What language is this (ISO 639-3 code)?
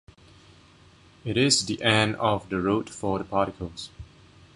eng